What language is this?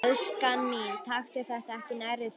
Icelandic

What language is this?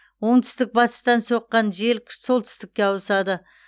Kazakh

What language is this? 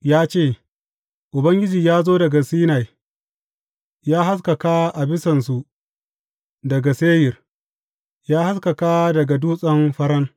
Hausa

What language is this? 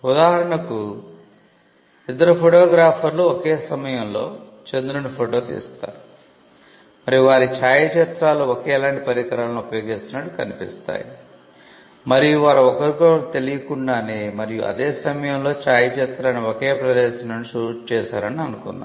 Telugu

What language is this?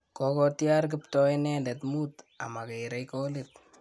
Kalenjin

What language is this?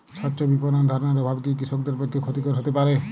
Bangla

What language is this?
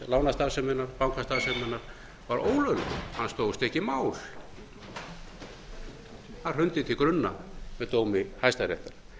Icelandic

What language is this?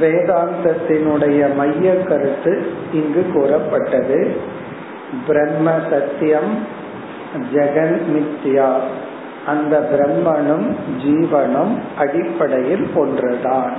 Tamil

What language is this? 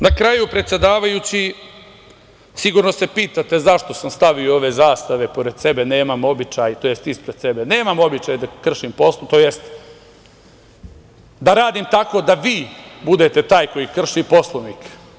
Serbian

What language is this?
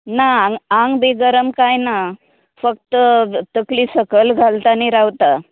Konkani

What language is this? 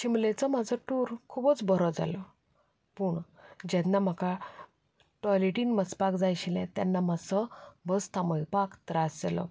Konkani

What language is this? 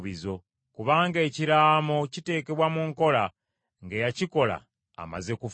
Ganda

